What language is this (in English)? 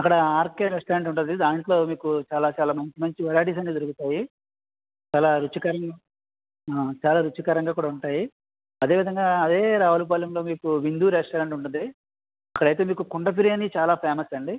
Telugu